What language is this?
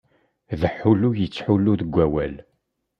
Kabyle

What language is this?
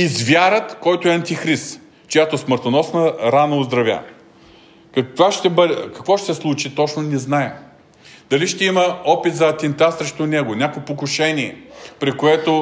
Bulgarian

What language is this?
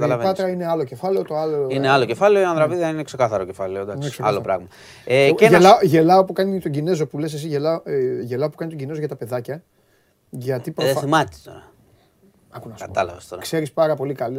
Greek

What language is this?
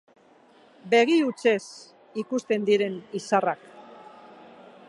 Basque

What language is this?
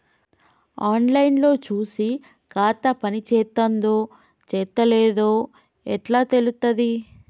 Telugu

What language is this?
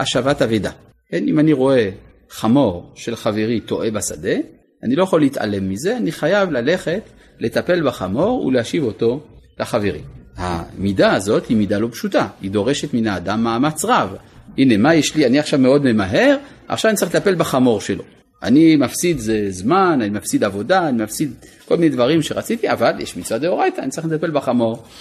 Hebrew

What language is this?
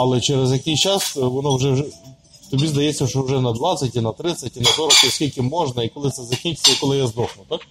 Ukrainian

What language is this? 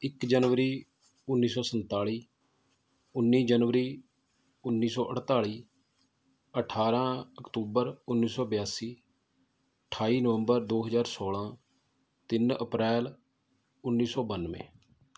Punjabi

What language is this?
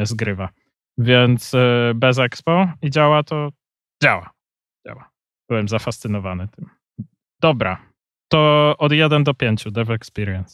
Polish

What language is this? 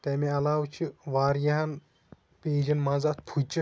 Kashmiri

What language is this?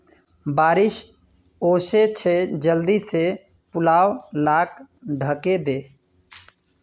Magahi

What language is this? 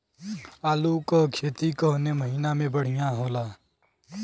Bhojpuri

